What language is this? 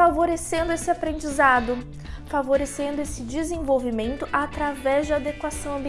Portuguese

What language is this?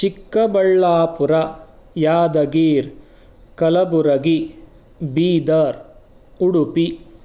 Sanskrit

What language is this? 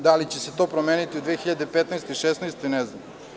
Serbian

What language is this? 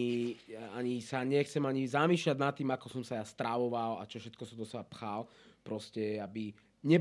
Slovak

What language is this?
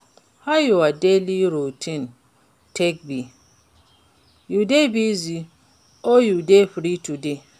Nigerian Pidgin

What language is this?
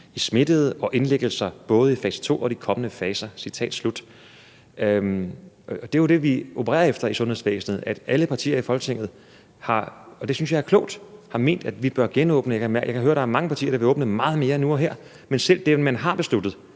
Danish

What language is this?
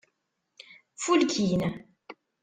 Kabyle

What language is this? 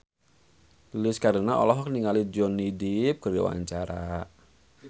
Sundanese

